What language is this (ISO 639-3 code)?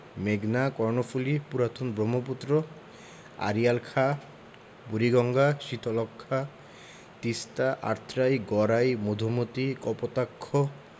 ben